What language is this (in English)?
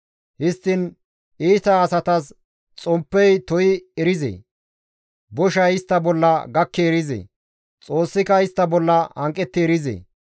Gamo